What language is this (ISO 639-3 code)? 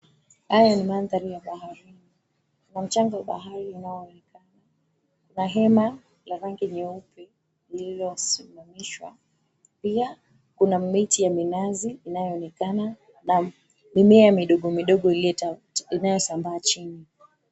swa